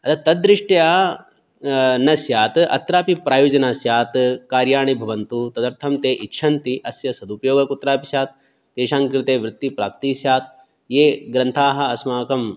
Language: Sanskrit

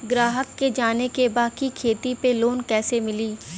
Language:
Bhojpuri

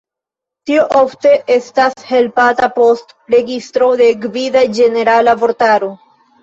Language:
Esperanto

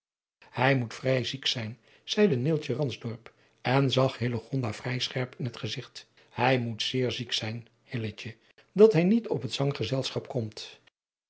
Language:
Dutch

